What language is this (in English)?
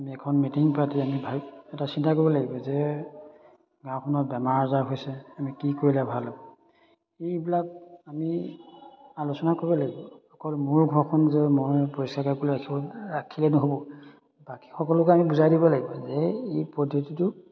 Assamese